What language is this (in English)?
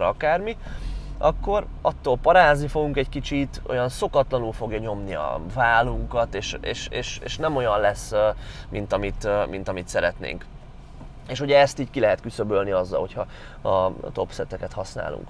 Hungarian